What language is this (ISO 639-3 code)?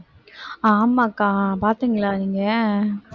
tam